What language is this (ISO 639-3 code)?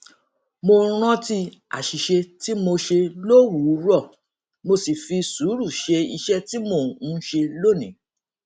yor